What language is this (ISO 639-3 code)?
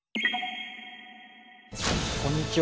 jpn